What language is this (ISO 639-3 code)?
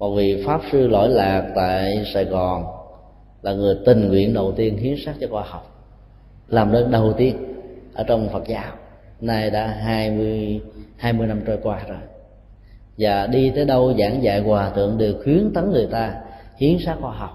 vie